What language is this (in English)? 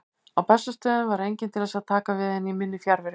Icelandic